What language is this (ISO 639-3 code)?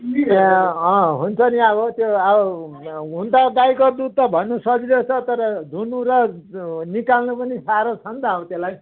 nep